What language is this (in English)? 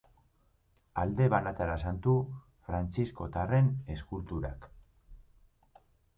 Basque